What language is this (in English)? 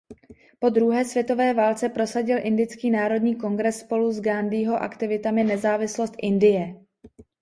Czech